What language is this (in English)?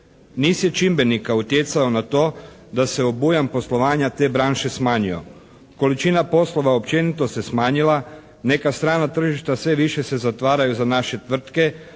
Croatian